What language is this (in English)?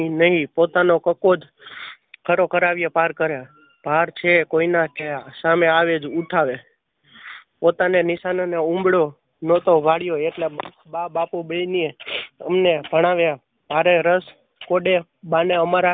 Gujarati